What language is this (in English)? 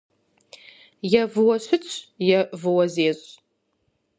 Kabardian